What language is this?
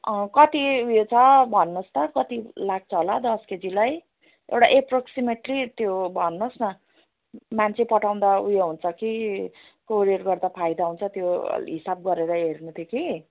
Nepali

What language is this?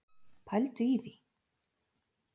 Icelandic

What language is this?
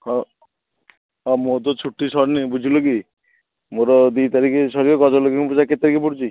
Odia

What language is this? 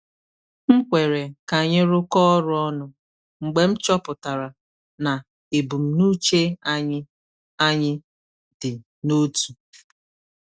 Igbo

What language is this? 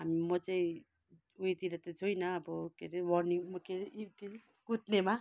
Nepali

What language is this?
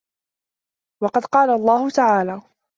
Arabic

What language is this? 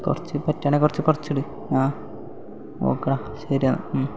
Malayalam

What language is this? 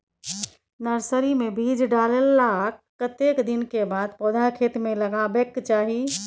Maithili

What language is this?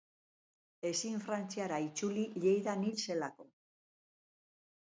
Basque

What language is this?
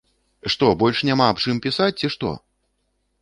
Belarusian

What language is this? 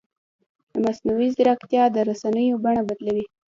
Pashto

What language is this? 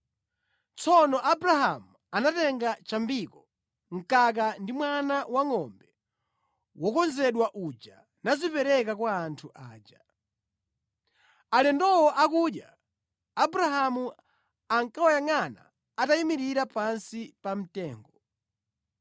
Nyanja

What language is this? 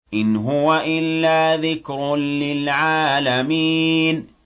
Arabic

